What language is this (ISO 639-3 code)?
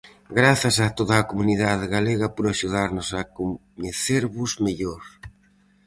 glg